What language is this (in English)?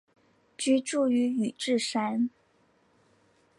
Chinese